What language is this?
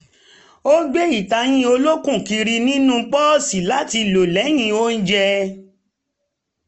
Yoruba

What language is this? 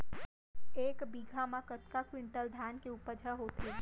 Chhattisgarhi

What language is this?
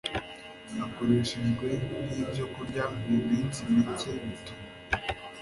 Kinyarwanda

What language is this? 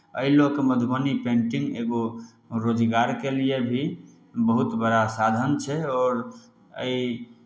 Maithili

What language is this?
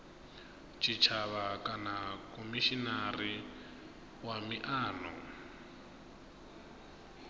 Venda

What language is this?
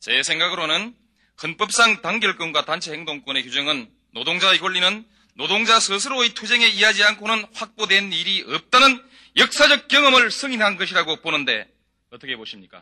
Korean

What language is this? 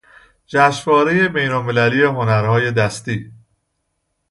Persian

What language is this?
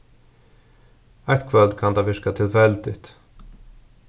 Faroese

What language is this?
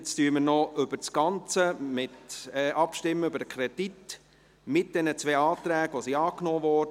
Swiss German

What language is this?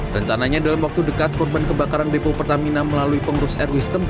Indonesian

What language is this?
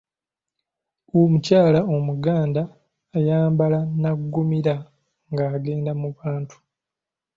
Ganda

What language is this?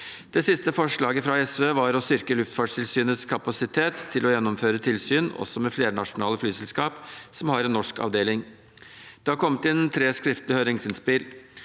Norwegian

